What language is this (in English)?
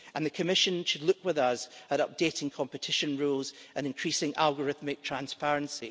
English